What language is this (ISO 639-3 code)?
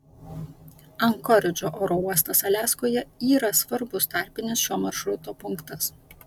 lit